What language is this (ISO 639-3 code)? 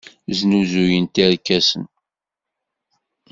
kab